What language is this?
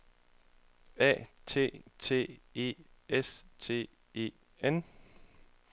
Danish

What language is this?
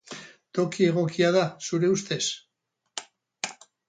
Basque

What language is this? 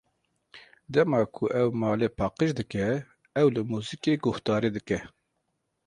Kurdish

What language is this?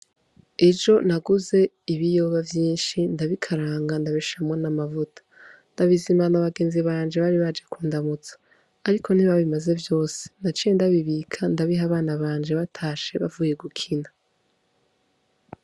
Rundi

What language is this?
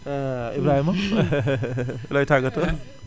Wolof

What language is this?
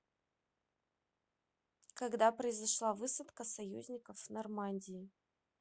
Russian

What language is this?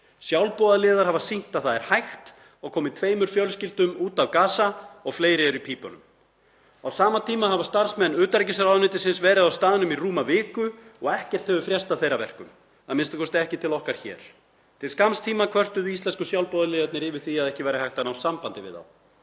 Icelandic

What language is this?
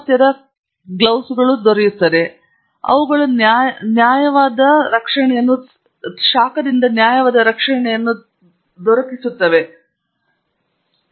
Kannada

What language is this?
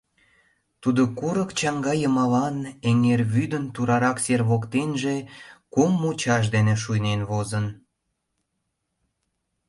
Mari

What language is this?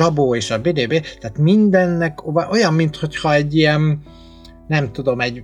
Hungarian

